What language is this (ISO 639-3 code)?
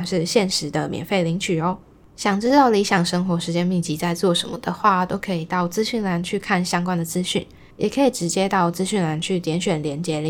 zho